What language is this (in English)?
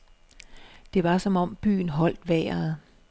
Danish